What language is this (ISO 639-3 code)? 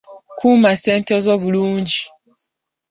lug